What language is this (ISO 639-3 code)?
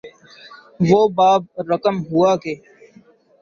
urd